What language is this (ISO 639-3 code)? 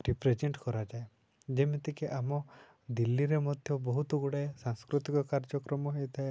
ori